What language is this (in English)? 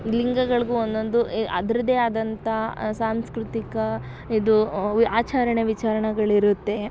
Kannada